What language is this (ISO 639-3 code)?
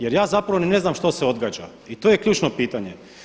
hrv